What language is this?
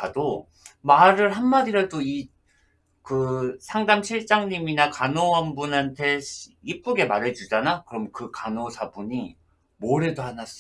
Korean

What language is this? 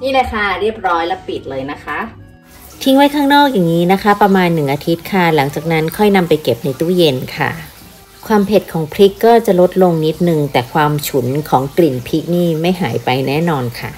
Thai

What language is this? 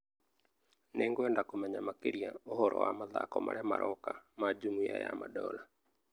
Kikuyu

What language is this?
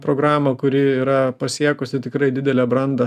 Lithuanian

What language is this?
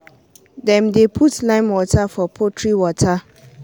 Nigerian Pidgin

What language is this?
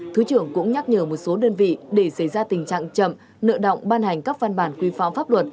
Vietnamese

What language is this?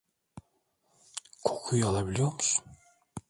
Turkish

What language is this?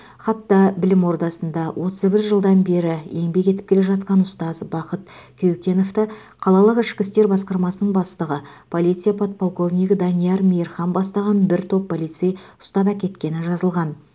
Kazakh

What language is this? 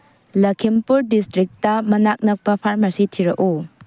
Manipuri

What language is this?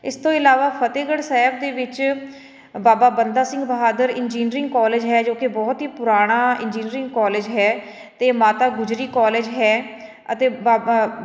Punjabi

